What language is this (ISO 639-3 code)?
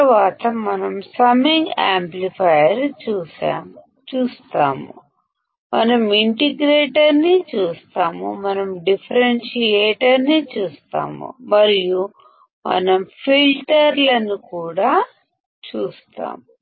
tel